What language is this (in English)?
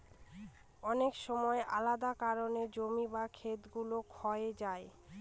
Bangla